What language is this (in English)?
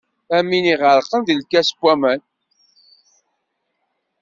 Kabyle